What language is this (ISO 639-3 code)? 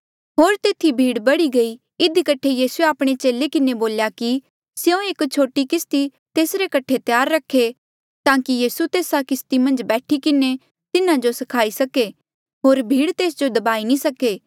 mjl